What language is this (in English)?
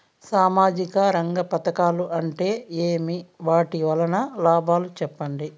Telugu